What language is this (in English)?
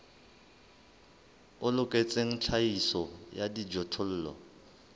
Southern Sotho